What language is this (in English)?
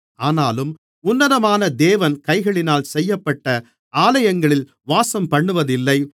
Tamil